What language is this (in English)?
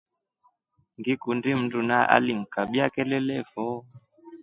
Rombo